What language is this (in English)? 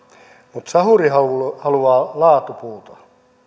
Finnish